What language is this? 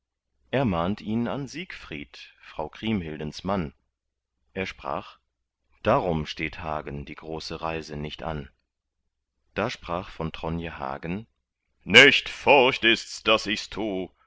German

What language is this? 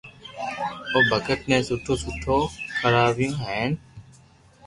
Loarki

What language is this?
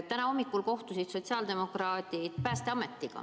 Estonian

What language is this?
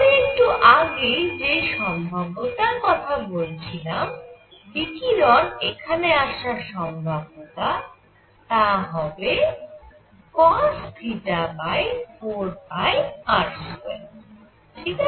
Bangla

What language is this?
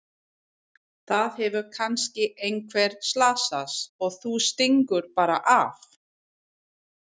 Icelandic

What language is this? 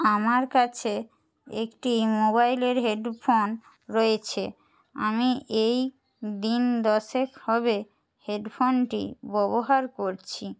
Bangla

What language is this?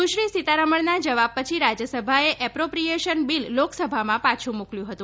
Gujarati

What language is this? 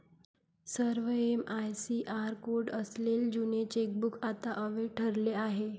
Marathi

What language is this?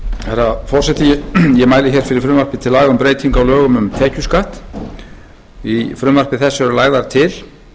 Icelandic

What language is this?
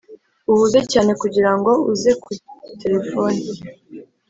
Kinyarwanda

